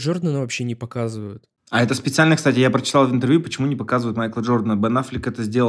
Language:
Russian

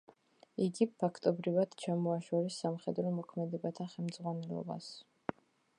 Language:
Georgian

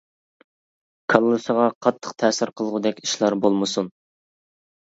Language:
Uyghur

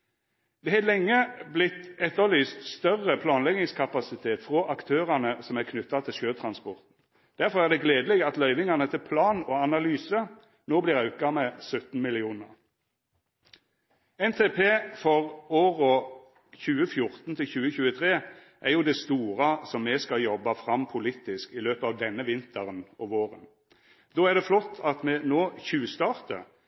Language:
Norwegian Nynorsk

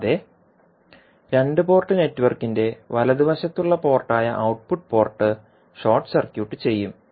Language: Malayalam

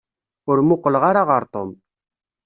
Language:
Kabyle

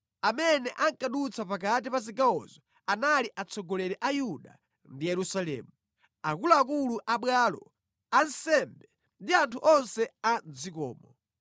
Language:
Nyanja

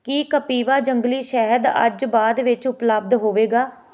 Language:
Punjabi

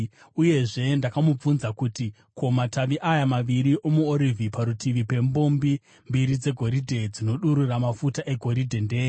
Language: Shona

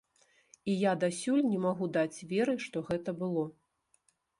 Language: Belarusian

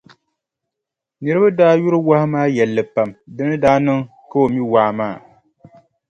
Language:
Dagbani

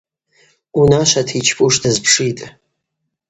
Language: Abaza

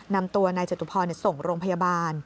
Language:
Thai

